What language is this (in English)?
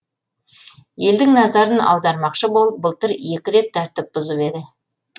Kazakh